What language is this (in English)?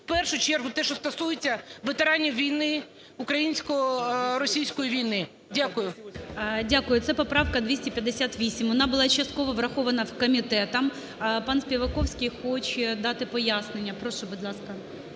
Ukrainian